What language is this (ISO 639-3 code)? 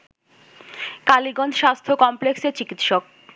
ben